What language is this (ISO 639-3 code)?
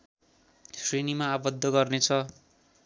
nep